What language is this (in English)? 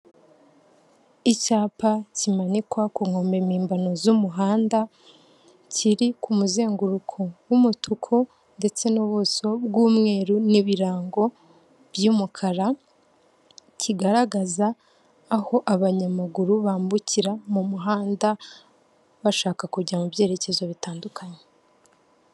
Kinyarwanda